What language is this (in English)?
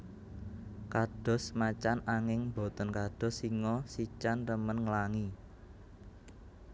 Javanese